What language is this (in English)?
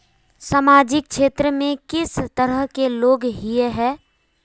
Magahi